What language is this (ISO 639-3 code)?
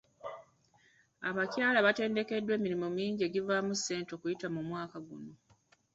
lug